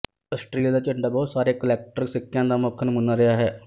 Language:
Punjabi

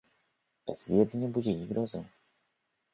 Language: Polish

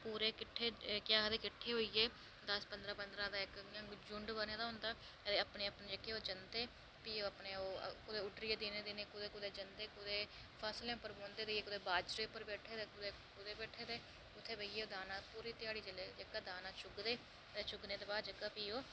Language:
Dogri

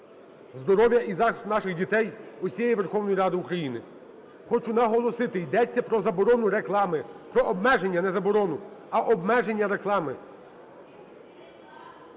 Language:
Ukrainian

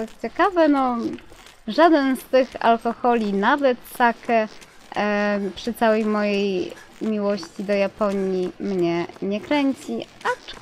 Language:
Polish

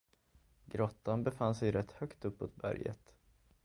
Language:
Swedish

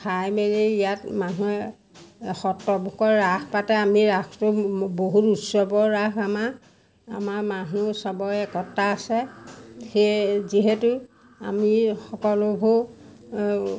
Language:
Assamese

